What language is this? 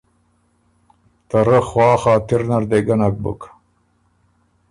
Ormuri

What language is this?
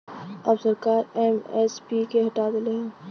Bhojpuri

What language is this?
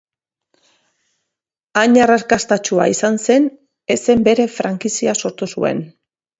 Basque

